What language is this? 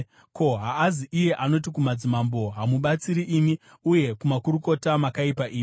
Shona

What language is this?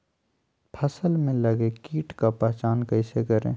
Magahi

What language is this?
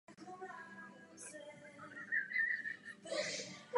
Czech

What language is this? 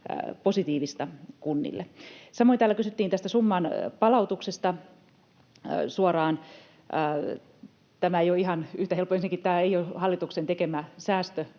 Finnish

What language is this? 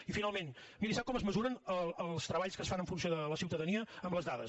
Catalan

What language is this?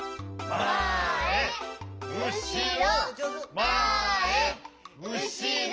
Japanese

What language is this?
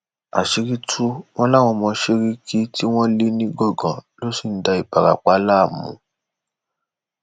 Yoruba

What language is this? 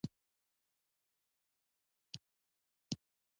Pashto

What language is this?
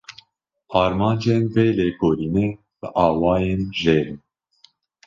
Kurdish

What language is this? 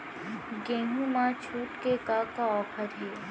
Chhattisgarhi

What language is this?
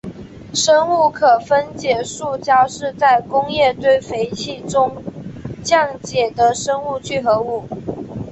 Chinese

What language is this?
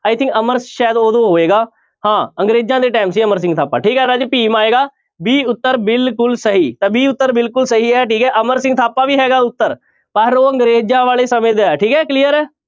Punjabi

